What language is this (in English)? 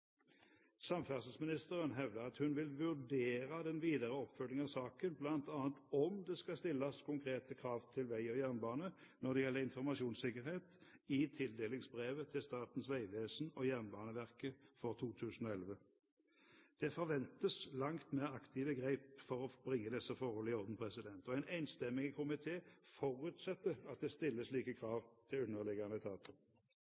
Norwegian Bokmål